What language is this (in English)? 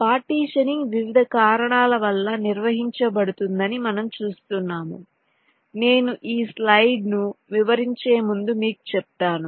Telugu